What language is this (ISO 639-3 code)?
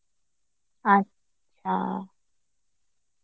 ben